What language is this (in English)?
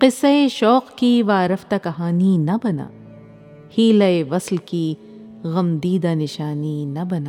Urdu